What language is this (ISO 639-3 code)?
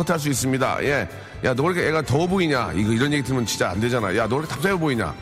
kor